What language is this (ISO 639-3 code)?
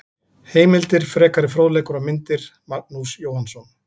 isl